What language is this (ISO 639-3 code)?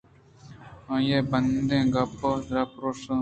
bgp